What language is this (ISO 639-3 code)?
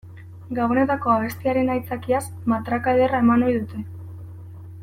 eus